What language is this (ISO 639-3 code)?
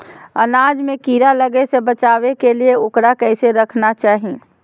mag